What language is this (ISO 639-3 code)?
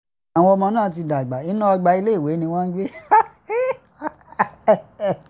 yor